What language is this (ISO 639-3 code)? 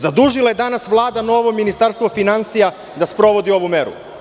srp